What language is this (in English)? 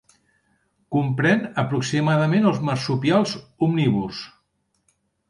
Catalan